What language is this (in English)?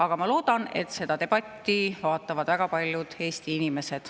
Estonian